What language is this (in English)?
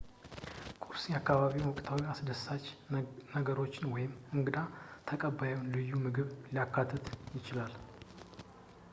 Amharic